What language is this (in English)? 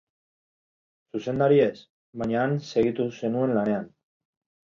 Basque